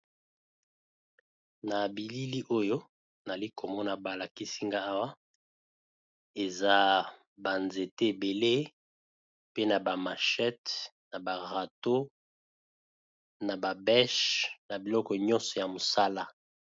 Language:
Lingala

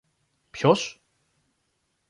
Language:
Greek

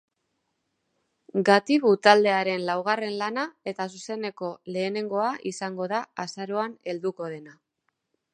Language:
Basque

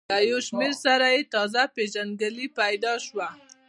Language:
Pashto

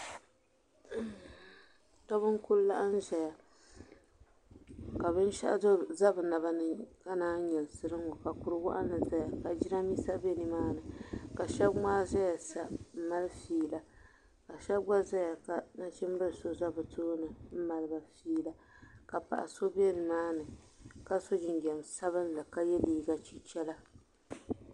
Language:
Dagbani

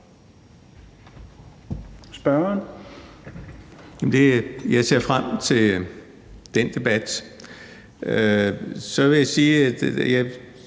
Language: Danish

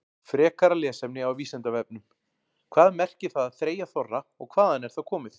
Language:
Icelandic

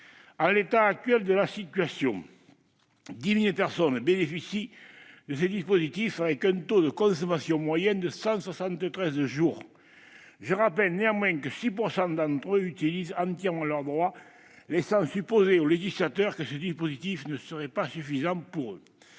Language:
French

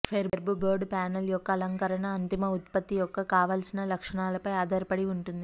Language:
Telugu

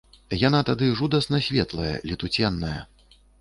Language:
Belarusian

